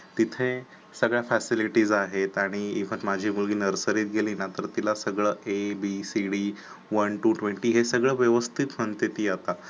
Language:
Marathi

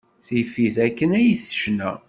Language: Kabyle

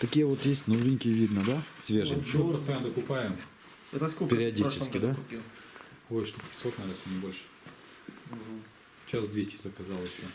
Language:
Russian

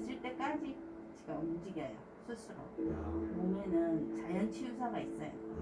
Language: Korean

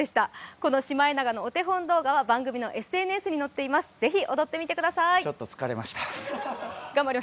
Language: Japanese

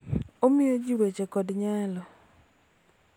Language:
Luo (Kenya and Tanzania)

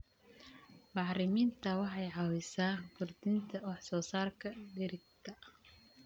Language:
Somali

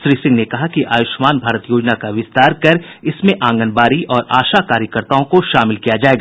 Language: Hindi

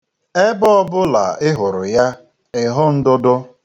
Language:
Igbo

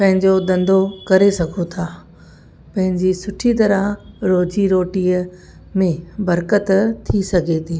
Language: Sindhi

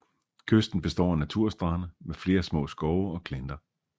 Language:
Danish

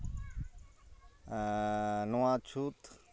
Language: Santali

